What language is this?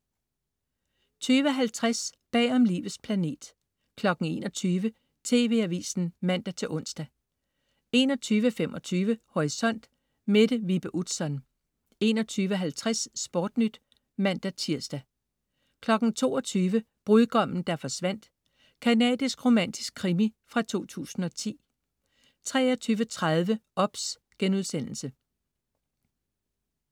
Danish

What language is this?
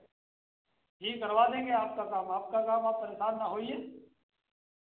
Hindi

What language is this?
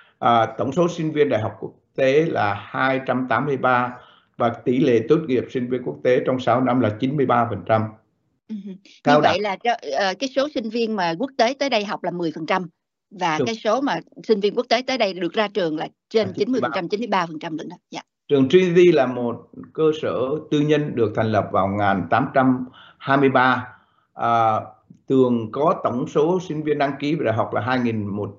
Vietnamese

